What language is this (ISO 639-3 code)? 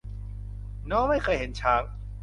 tha